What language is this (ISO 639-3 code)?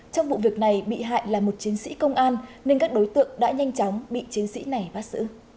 vie